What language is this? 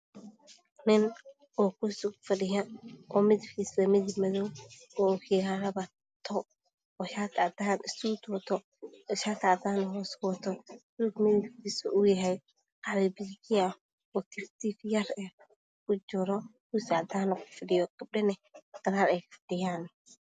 Somali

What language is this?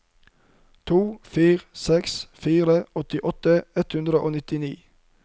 Norwegian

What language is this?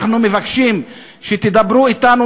Hebrew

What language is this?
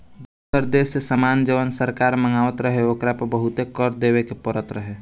Bhojpuri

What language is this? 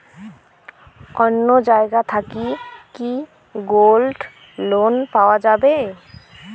Bangla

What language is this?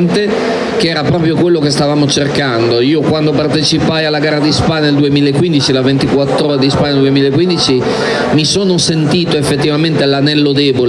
Italian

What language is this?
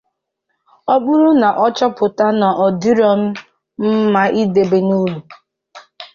Igbo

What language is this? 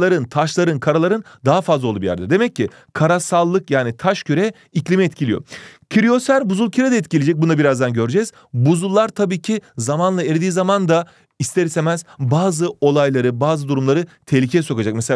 Turkish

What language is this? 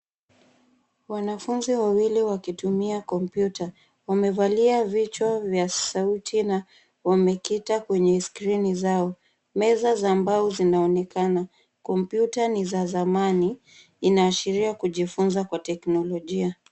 Swahili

